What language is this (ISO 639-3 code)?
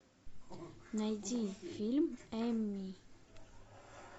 rus